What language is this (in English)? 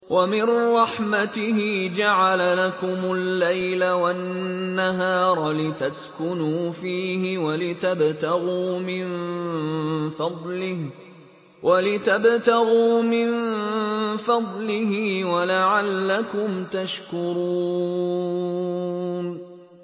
Arabic